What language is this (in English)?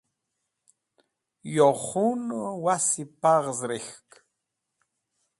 Wakhi